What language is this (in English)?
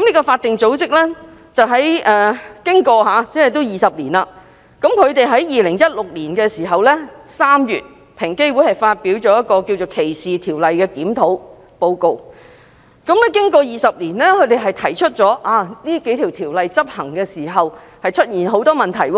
Cantonese